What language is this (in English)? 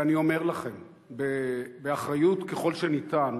Hebrew